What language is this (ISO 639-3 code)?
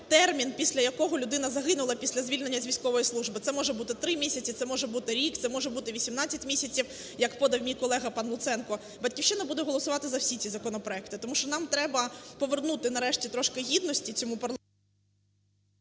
ukr